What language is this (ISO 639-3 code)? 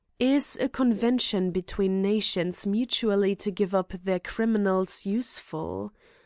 eng